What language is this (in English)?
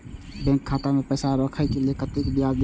Maithili